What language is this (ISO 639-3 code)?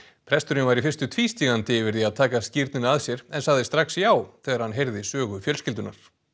isl